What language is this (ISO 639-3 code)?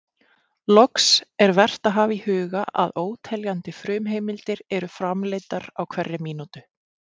isl